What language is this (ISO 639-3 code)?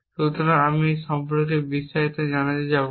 ben